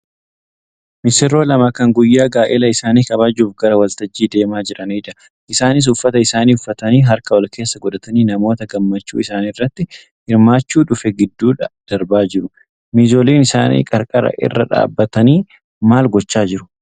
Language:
Oromo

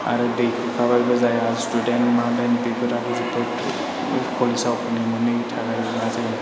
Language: Bodo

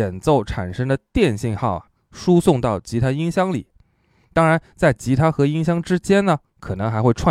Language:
Chinese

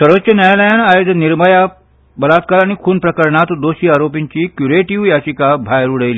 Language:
Konkani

